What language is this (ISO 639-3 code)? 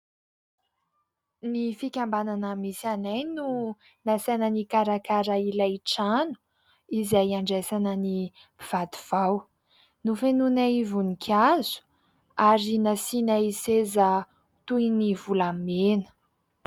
mlg